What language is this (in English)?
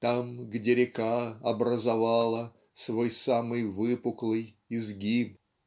Russian